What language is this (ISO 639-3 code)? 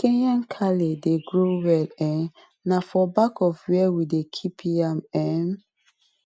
pcm